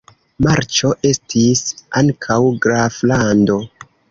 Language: Esperanto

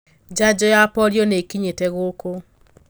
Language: Kikuyu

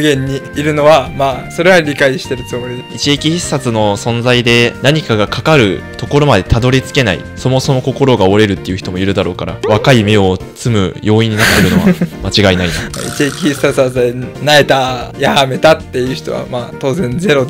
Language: Japanese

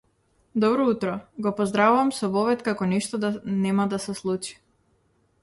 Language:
Macedonian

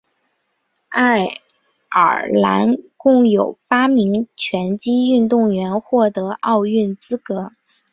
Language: Chinese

